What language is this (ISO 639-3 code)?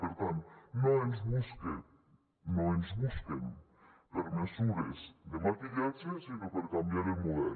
cat